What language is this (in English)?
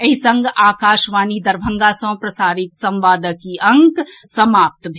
Maithili